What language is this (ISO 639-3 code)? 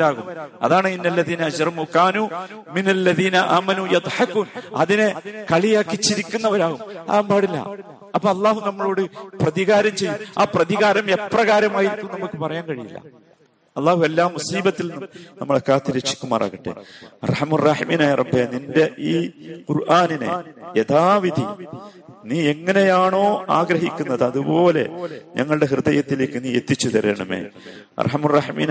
mal